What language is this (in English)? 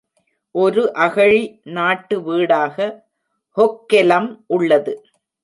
Tamil